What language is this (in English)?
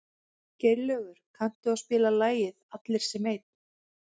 Icelandic